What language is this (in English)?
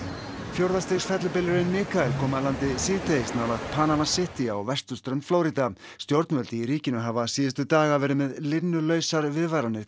Icelandic